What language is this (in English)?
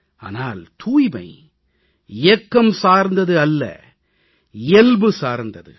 Tamil